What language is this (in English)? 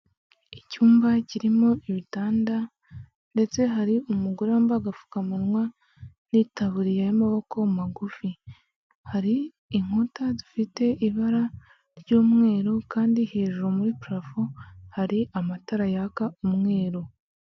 Kinyarwanda